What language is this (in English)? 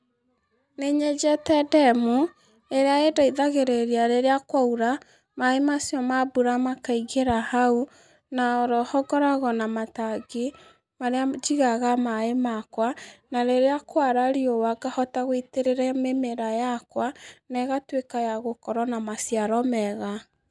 Kikuyu